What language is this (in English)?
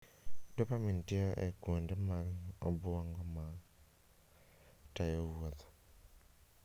Luo (Kenya and Tanzania)